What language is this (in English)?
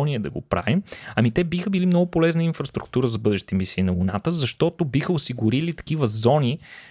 Bulgarian